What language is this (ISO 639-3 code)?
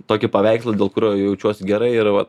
lit